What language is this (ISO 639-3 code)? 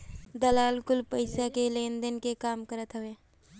bho